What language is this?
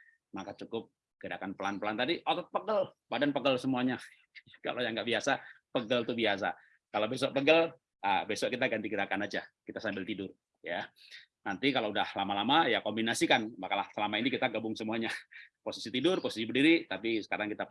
Indonesian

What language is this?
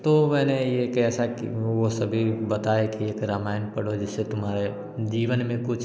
Hindi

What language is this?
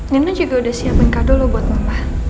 Indonesian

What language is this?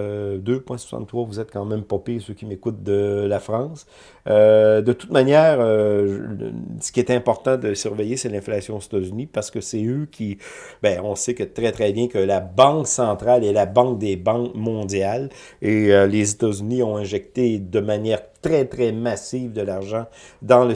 French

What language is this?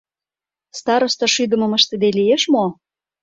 Mari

